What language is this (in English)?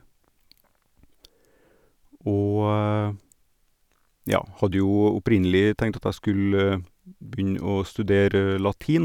Norwegian